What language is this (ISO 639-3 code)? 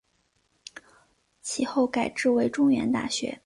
zho